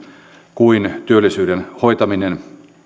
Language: Finnish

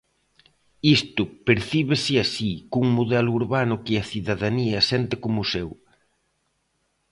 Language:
Galician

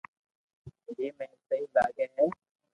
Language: Loarki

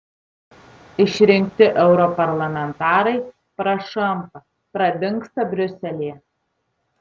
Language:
Lithuanian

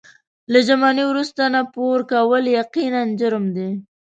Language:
Pashto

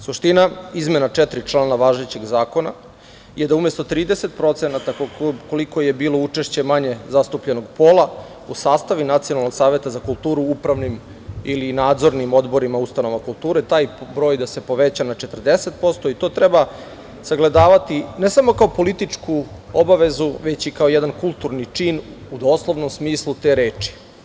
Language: Serbian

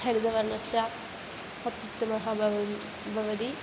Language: Sanskrit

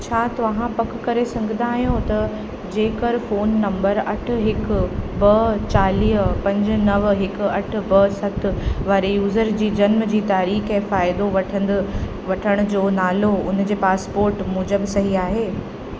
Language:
Sindhi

